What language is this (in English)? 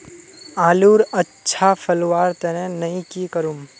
Magahi